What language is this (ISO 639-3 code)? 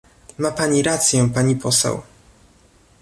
pol